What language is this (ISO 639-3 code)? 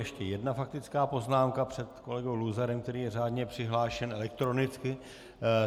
ces